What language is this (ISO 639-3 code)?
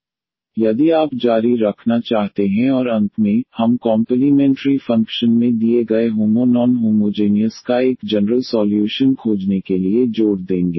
hin